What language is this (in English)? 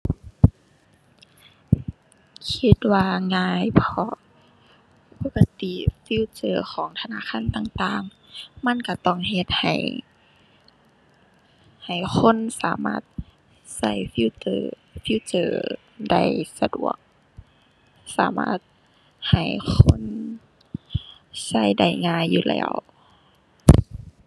Thai